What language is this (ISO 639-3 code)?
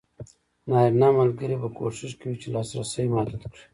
pus